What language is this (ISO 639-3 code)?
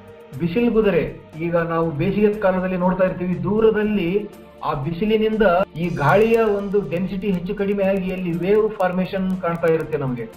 kan